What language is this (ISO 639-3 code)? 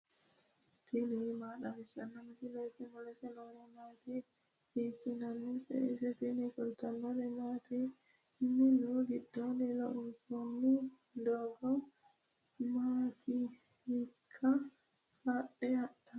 sid